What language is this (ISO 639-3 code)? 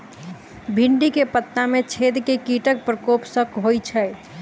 mai